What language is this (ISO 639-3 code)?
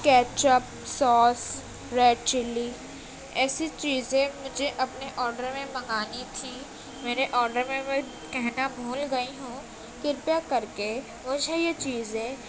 urd